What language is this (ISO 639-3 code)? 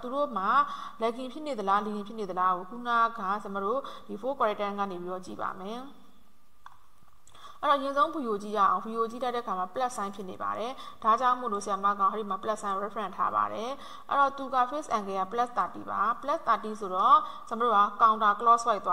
ind